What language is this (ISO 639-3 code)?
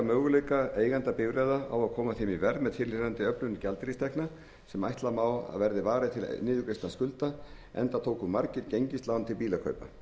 isl